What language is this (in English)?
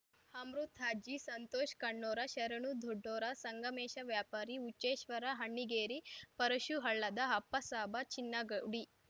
Kannada